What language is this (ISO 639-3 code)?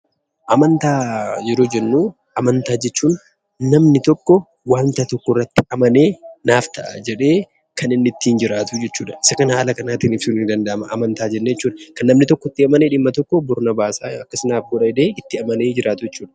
orm